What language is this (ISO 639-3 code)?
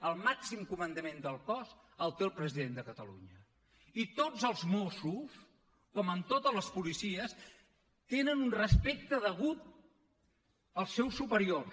cat